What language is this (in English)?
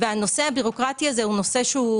Hebrew